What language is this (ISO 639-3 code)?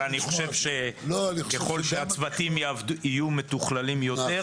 heb